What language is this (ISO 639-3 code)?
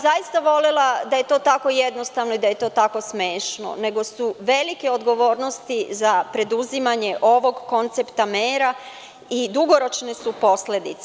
srp